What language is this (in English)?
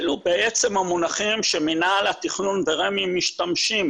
Hebrew